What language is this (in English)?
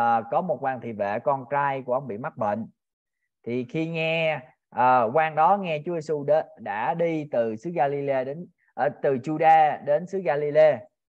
Vietnamese